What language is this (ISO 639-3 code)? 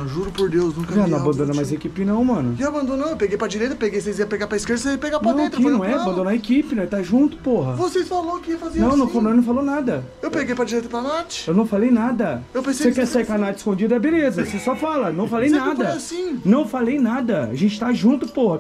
por